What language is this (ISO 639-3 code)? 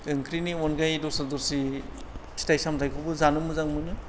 brx